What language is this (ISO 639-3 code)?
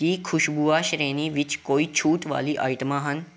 pan